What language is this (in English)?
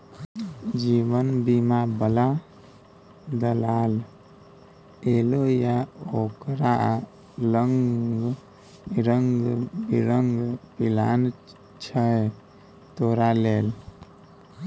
Maithili